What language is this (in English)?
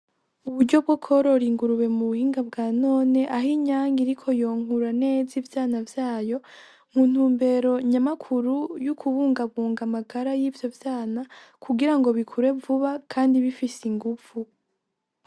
Rundi